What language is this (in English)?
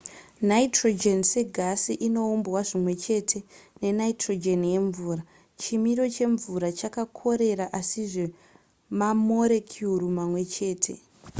Shona